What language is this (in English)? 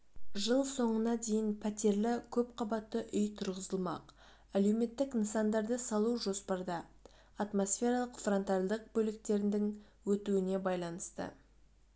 Kazakh